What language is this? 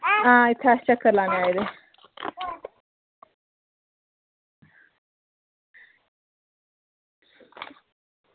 Dogri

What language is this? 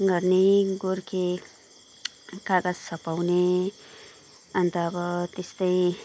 Nepali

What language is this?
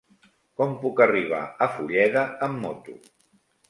Catalan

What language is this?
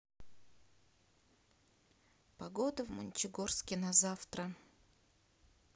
Russian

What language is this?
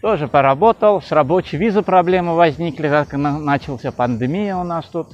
Russian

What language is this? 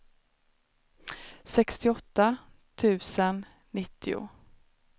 Swedish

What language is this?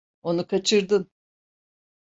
Turkish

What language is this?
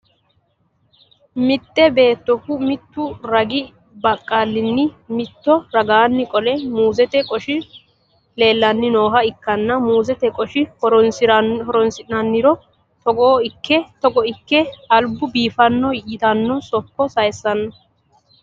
Sidamo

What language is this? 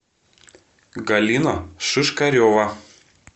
Russian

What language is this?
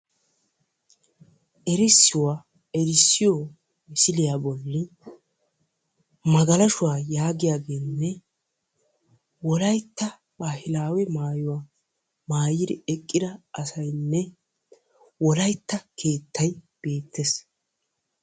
Wolaytta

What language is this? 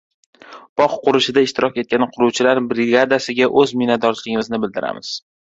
Uzbek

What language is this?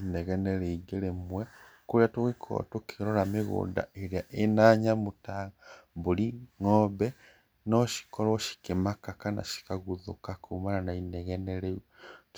Kikuyu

